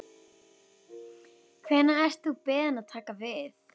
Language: Icelandic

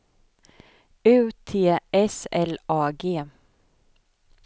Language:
Swedish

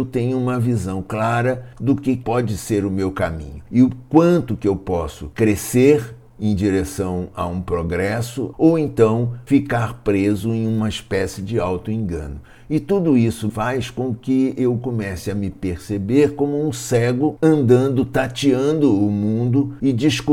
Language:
Portuguese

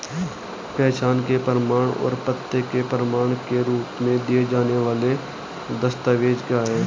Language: Hindi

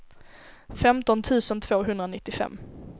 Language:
Swedish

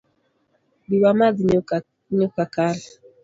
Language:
Luo (Kenya and Tanzania)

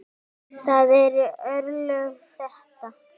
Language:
Icelandic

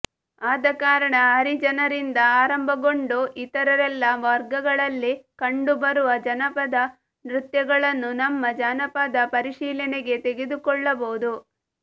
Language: Kannada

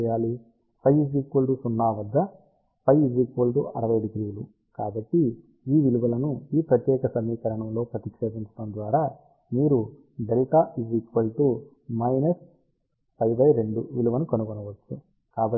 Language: Telugu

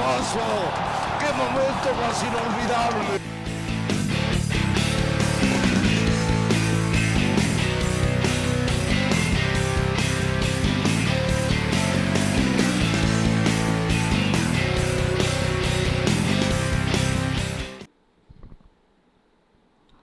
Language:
Spanish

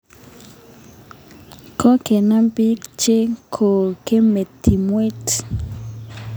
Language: Kalenjin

